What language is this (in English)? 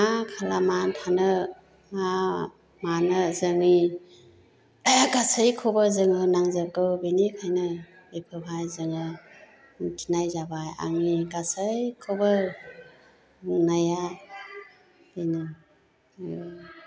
Bodo